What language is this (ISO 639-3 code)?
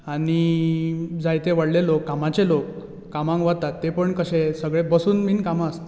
kok